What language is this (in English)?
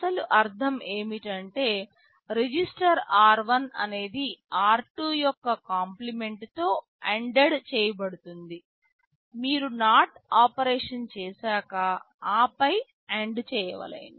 Telugu